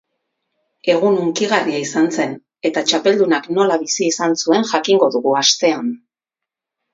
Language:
Basque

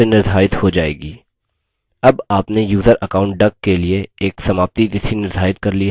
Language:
Hindi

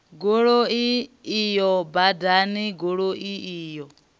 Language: Venda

